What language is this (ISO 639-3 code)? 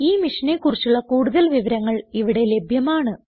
mal